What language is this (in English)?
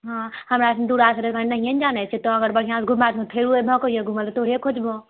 Maithili